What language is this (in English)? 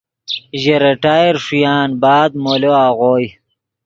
Yidgha